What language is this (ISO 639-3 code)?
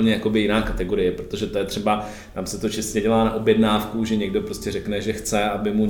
ces